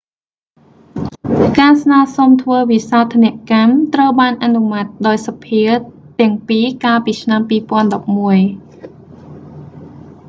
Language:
Khmer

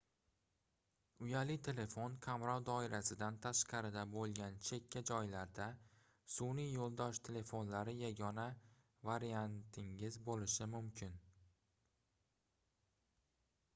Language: Uzbek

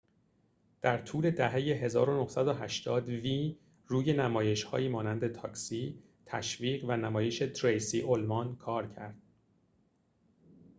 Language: Persian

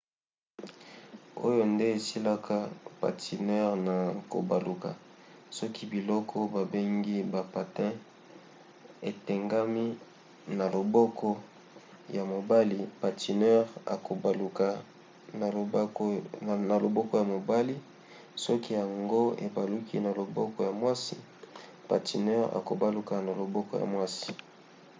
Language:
Lingala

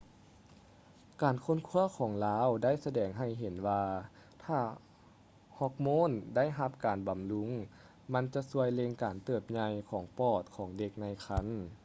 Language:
Lao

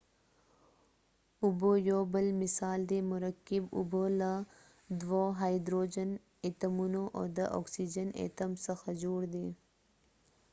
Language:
Pashto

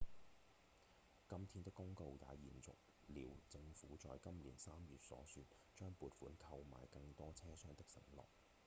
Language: Cantonese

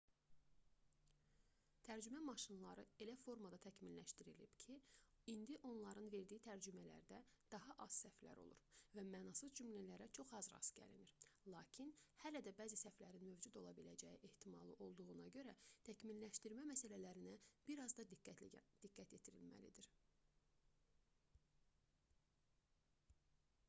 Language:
Azerbaijani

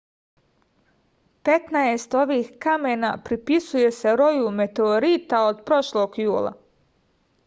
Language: Serbian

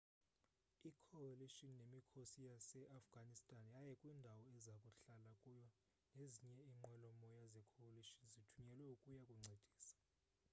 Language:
Xhosa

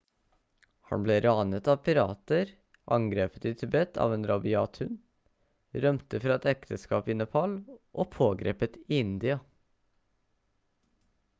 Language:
Norwegian Bokmål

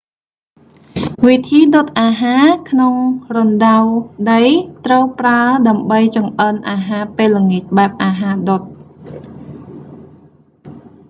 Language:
Khmer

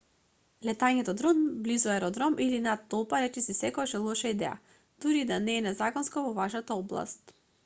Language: Macedonian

